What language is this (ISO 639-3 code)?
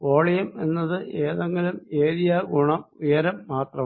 mal